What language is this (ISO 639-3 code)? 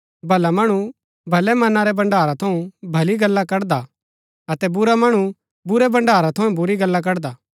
gbk